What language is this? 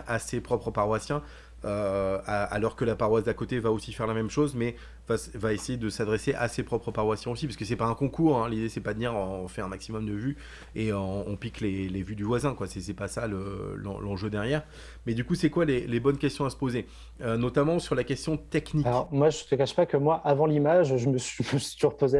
French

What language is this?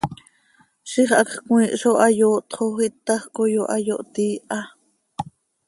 Seri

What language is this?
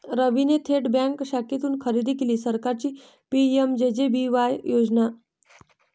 Marathi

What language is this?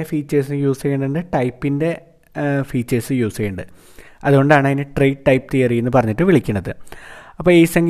Malayalam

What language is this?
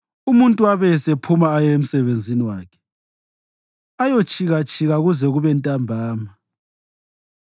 North Ndebele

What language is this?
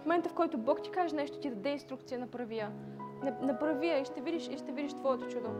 Bulgarian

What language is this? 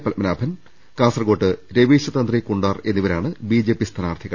Malayalam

